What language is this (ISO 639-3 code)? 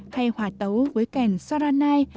vie